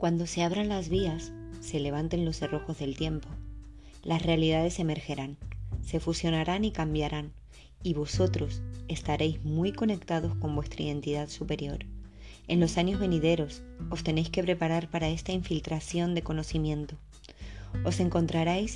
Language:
Spanish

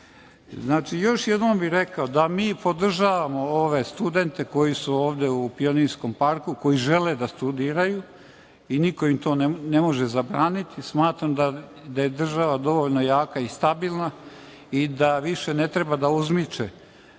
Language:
Serbian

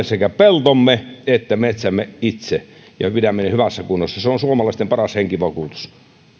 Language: Finnish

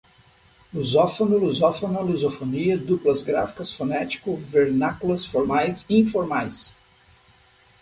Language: Portuguese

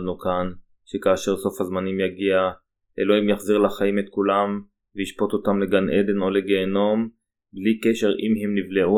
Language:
Hebrew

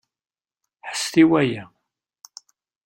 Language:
Kabyle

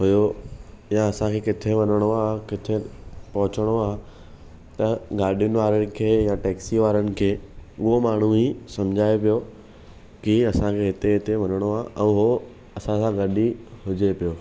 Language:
Sindhi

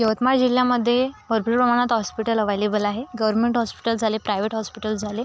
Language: Marathi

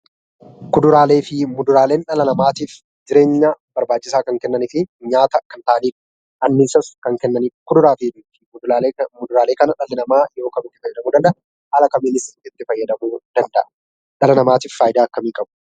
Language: Oromo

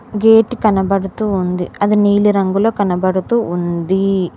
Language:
Telugu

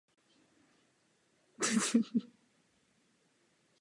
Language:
Czech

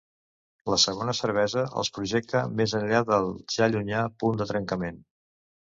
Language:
Catalan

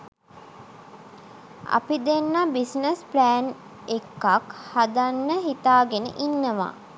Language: Sinhala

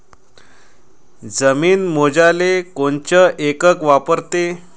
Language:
Marathi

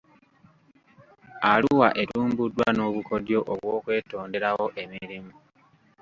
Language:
Ganda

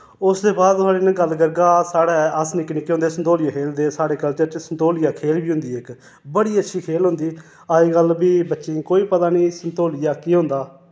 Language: Dogri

